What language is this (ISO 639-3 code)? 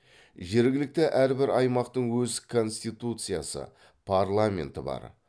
kaz